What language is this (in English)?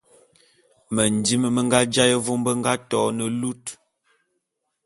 Bulu